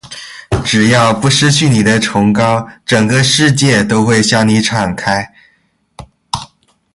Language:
Chinese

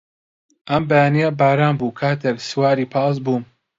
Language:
Central Kurdish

